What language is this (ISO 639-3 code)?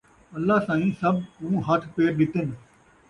skr